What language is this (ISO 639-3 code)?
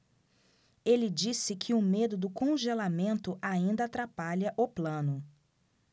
por